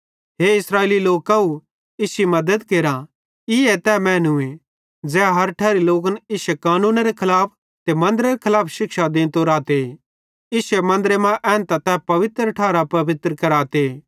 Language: Bhadrawahi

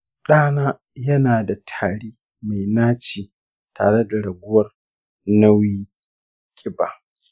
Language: Hausa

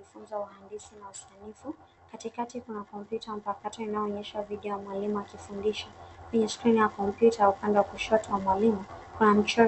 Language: Swahili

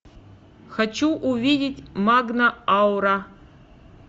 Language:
Russian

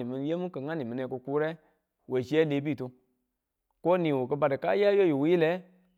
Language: Tula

